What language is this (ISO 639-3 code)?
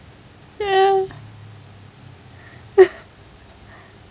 eng